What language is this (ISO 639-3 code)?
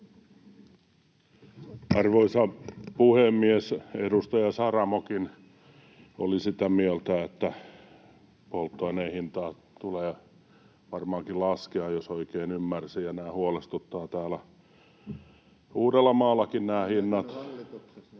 fin